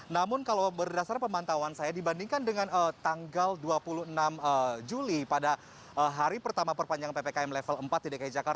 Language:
Indonesian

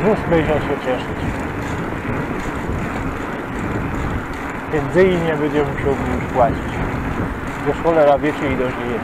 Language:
Polish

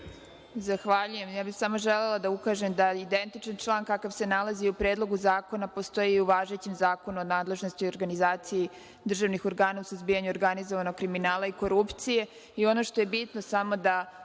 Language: Serbian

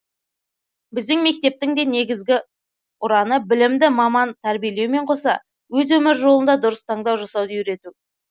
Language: Kazakh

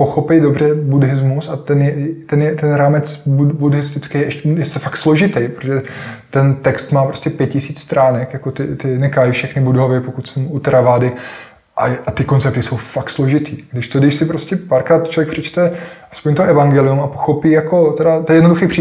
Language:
Czech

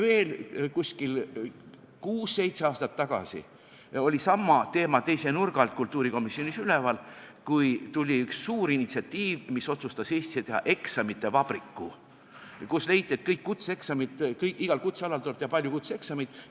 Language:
Estonian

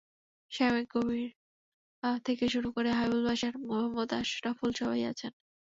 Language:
Bangla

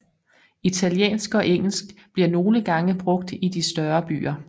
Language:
Danish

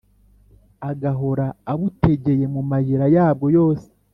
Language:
Kinyarwanda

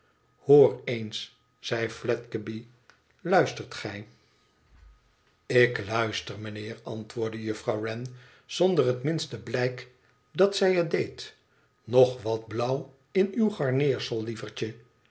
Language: Dutch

